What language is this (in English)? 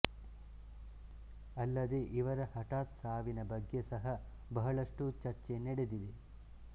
Kannada